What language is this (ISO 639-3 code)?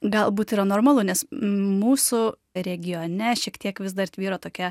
lit